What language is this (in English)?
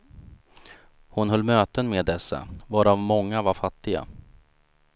Swedish